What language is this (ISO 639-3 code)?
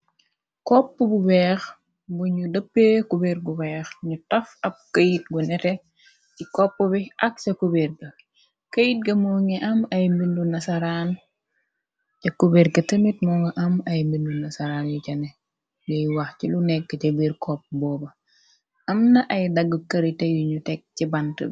wol